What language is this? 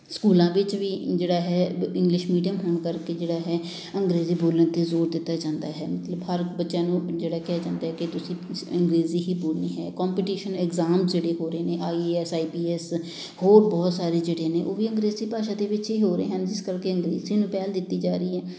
Punjabi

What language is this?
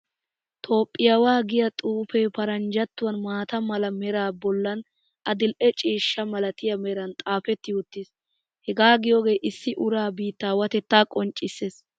Wolaytta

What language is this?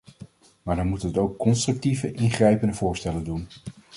Dutch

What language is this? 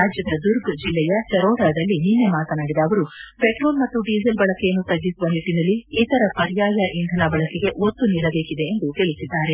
Kannada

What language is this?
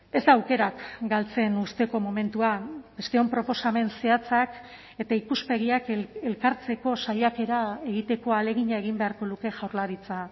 Basque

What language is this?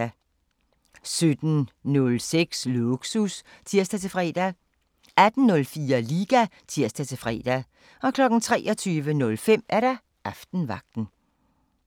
Danish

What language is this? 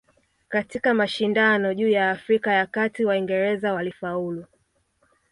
Swahili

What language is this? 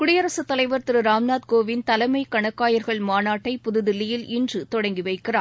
Tamil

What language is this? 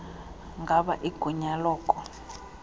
Xhosa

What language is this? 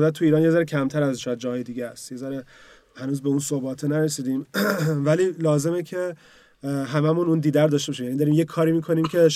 Persian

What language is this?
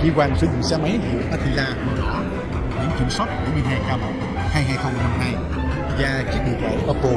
Vietnamese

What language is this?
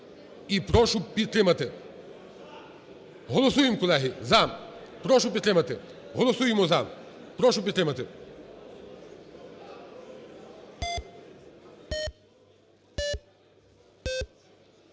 Ukrainian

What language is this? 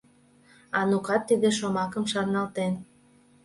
Mari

